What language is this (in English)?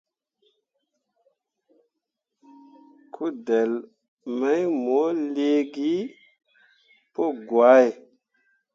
Mundang